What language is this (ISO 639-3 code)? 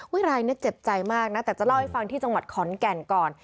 tha